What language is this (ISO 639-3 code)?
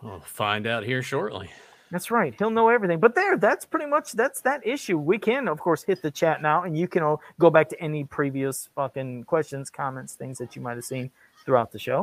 eng